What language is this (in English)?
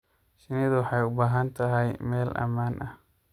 Somali